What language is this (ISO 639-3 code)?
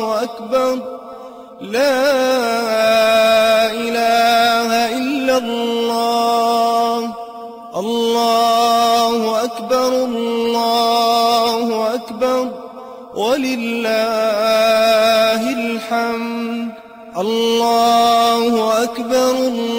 ara